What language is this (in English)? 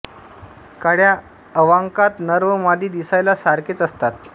Marathi